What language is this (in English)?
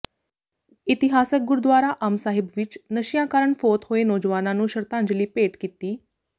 Punjabi